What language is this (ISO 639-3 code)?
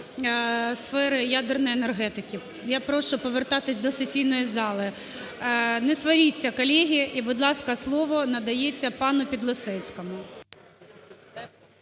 ukr